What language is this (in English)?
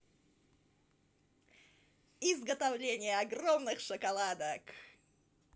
Russian